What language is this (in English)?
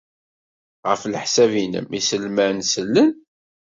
Kabyle